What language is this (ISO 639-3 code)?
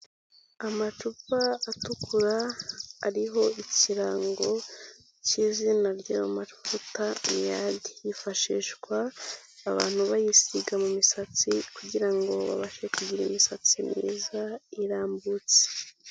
kin